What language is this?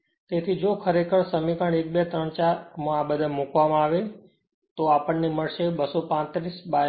Gujarati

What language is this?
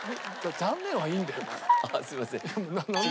Japanese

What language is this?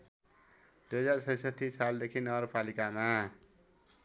Nepali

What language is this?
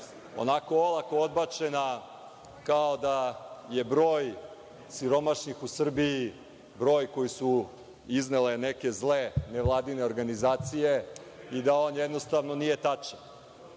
Serbian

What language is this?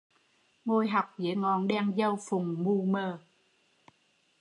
Vietnamese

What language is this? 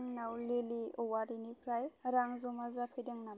Bodo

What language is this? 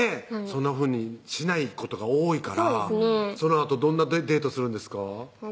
Japanese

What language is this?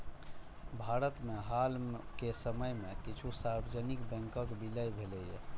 Maithili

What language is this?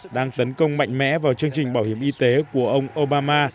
Vietnamese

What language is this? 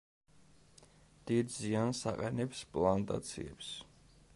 Georgian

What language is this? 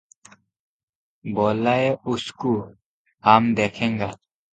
Odia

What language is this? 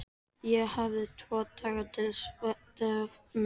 Icelandic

